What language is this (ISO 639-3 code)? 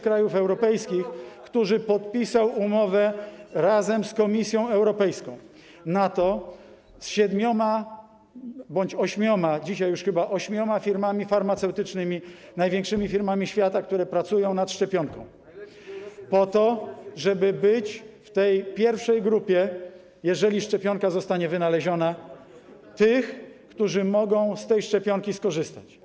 pol